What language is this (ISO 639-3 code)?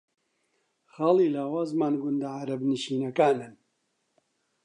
ckb